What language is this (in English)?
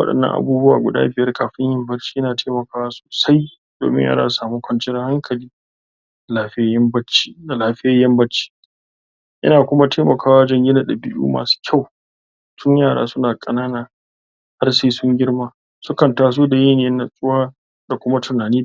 Hausa